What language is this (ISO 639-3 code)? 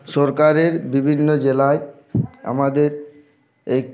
ben